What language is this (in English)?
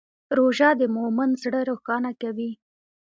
Pashto